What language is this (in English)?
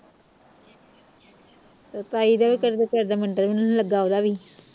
Punjabi